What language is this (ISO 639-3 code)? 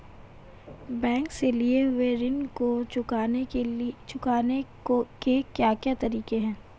hin